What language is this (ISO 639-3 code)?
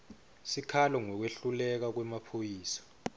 ssw